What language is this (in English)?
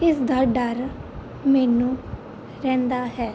Punjabi